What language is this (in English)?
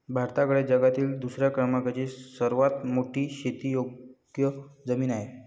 Marathi